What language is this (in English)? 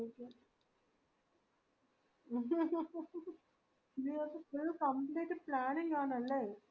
Malayalam